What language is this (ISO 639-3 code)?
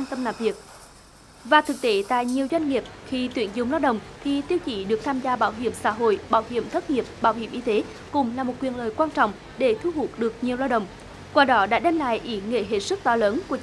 vie